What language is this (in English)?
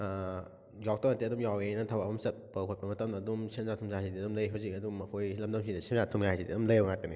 Manipuri